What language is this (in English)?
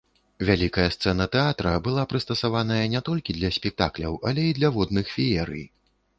Belarusian